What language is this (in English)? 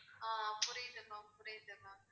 Tamil